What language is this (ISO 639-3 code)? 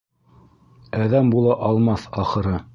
bak